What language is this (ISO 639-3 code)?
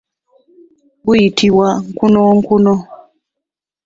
lug